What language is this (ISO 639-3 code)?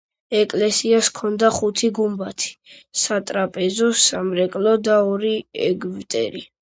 kat